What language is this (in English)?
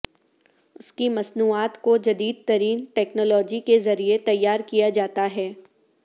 Urdu